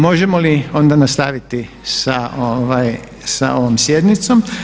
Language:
Croatian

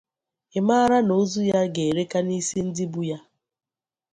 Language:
Igbo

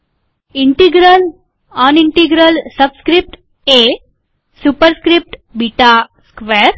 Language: Gujarati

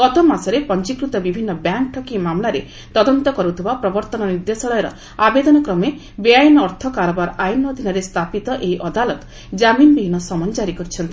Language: Odia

